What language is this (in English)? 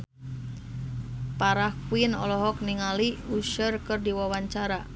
Sundanese